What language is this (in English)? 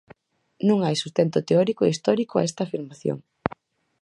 Galician